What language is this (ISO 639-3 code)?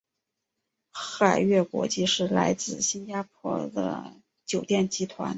zho